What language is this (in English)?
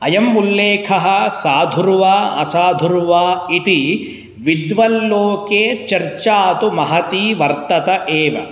Sanskrit